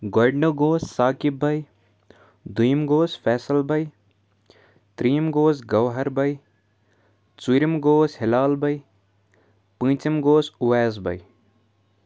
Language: Kashmiri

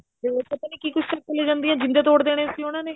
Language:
Punjabi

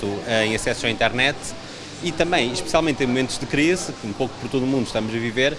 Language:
Portuguese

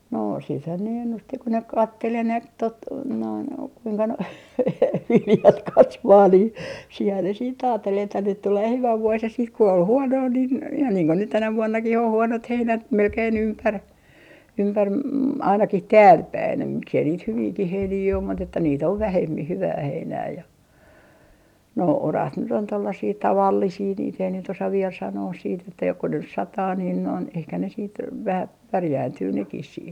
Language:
Finnish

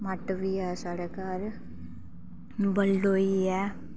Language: Dogri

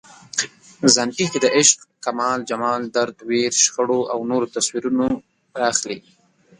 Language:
Pashto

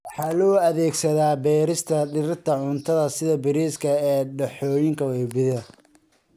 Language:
Somali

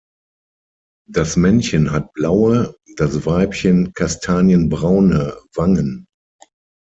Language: German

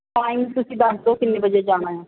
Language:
Punjabi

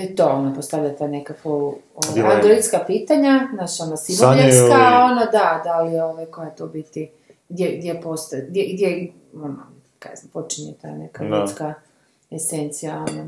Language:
Croatian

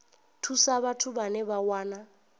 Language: Venda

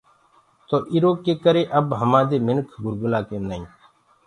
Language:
Gurgula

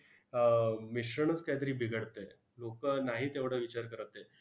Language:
Marathi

